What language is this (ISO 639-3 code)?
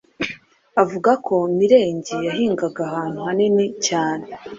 kin